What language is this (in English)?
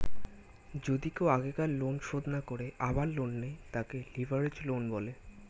Bangla